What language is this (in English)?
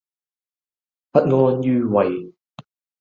Cantonese